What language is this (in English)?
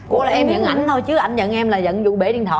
Vietnamese